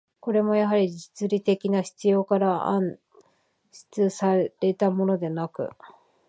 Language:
Japanese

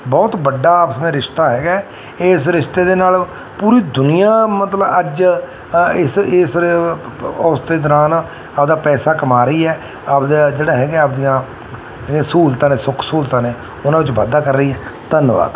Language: Punjabi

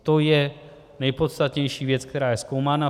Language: Czech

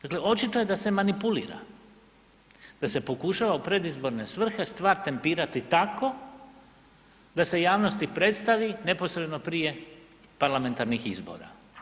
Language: Croatian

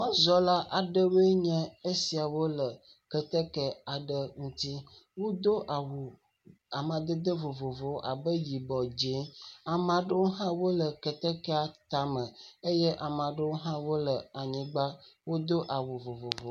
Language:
Ewe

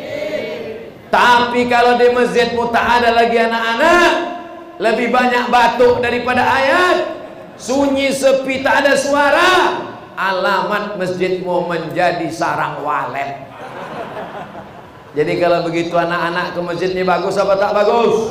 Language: Indonesian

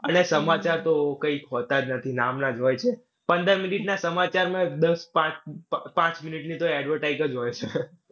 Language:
Gujarati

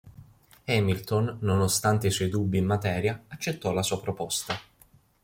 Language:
Italian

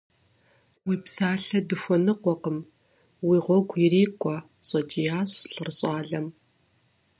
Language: Kabardian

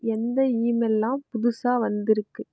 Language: Tamil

